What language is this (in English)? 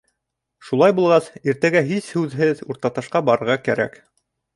Bashkir